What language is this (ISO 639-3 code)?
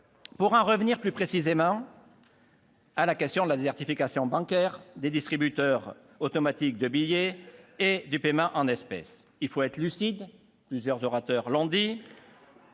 fra